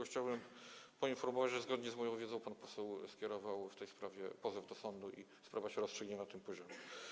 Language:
Polish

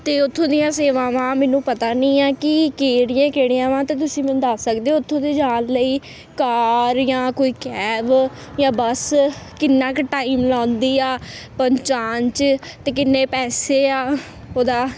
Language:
Punjabi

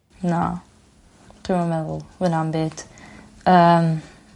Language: Welsh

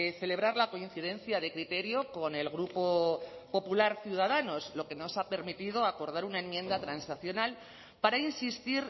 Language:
Spanish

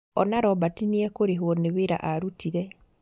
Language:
Kikuyu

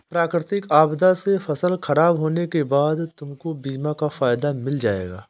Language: Hindi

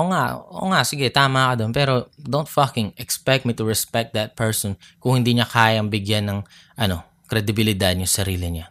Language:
Filipino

